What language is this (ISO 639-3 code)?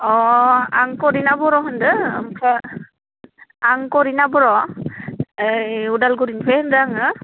brx